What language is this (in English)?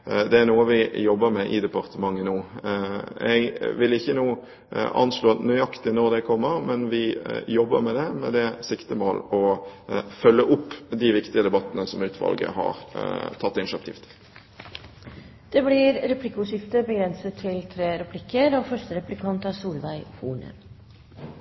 Norwegian Bokmål